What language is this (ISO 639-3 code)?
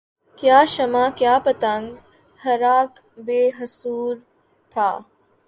urd